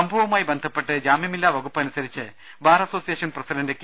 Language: Malayalam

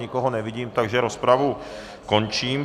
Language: Czech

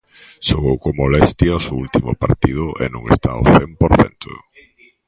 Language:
Galician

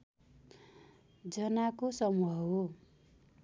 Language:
Nepali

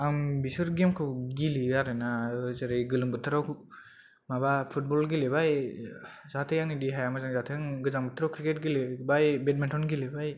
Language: Bodo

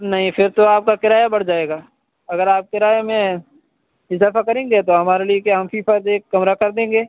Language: Urdu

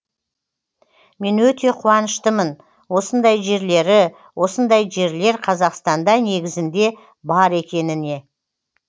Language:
Kazakh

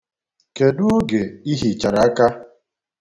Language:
Igbo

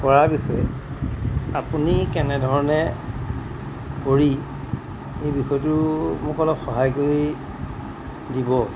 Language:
Assamese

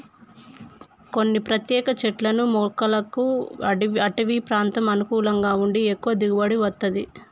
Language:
Telugu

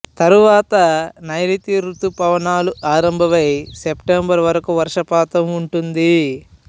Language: Telugu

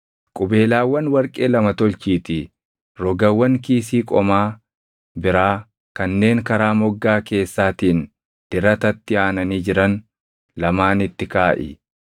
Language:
Oromo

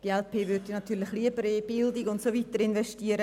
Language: Swiss German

